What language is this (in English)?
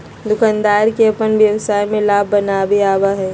Magahi